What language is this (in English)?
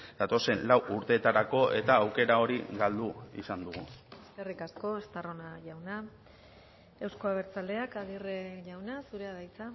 Basque